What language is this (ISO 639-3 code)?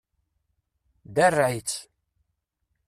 kab